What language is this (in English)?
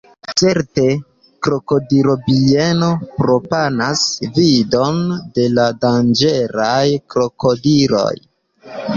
Esperanto